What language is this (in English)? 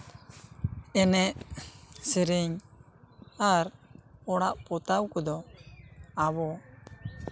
Santali